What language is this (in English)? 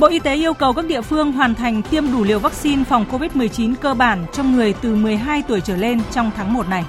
Vietnamese